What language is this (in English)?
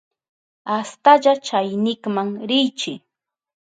Southern Pastaza Quechua